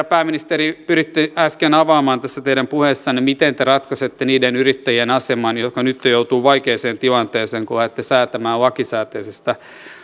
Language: Finnish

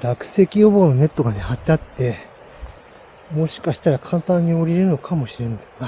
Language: Japanese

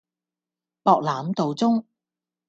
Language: Cantonese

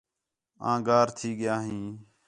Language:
Khetrani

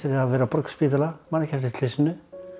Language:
Icelandic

